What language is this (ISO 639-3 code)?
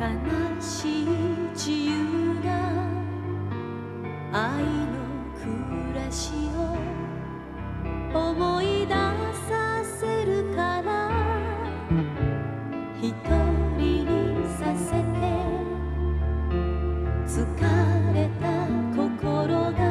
kor